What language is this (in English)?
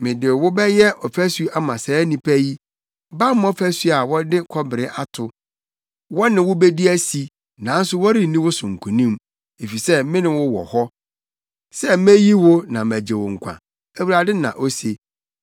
Akan